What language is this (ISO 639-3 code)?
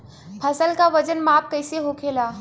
bho